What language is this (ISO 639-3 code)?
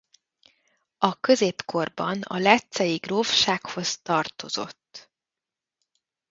hun